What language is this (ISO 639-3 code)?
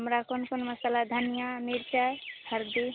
mai